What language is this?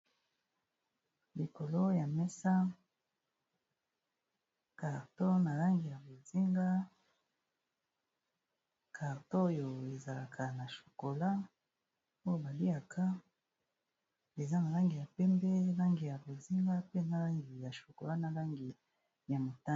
Lingala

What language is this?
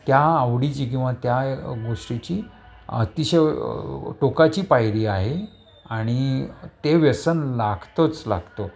Marathi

